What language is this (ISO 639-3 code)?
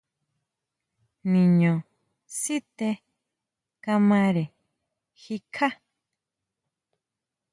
mau